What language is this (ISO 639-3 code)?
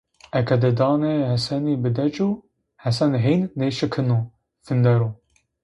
zza